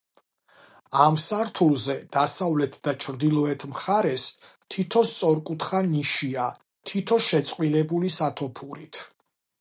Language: Georgian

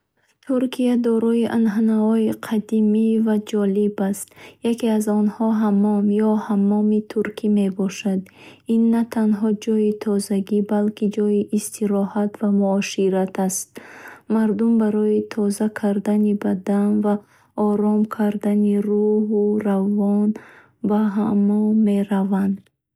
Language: Bukharic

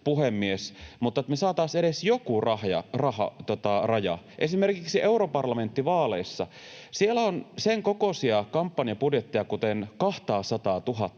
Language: Finnish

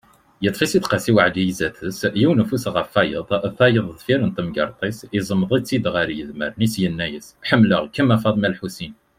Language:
Kabyle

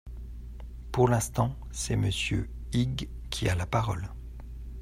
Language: French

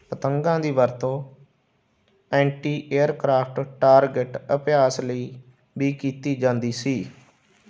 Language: Punjabi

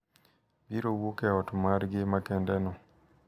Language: Luo (Kenya and Tanzania)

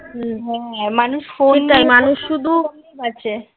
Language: Bangla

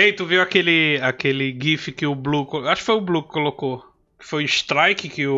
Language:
Portuguese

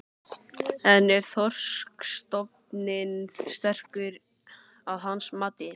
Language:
Icelandic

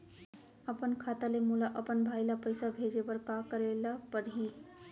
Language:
Chhattisgarhi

